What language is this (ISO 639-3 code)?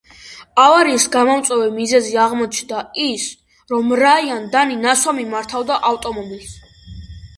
kat